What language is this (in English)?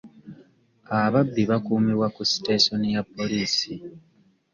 Ganda